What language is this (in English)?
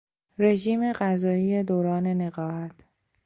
Persian